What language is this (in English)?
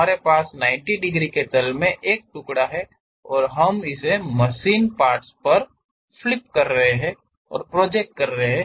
Hindi